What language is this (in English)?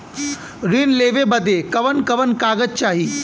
Bhojpuri